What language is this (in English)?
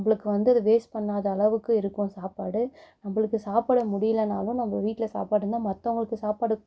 Tamil